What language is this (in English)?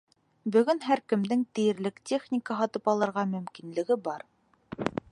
Bashkir